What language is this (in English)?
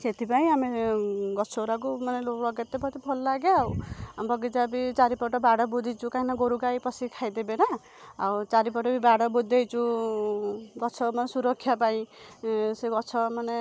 Odia